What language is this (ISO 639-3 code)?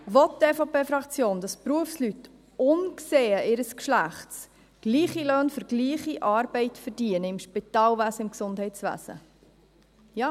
gsw